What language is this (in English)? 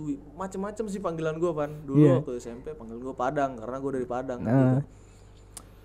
Indonesian